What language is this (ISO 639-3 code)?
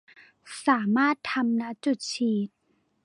tha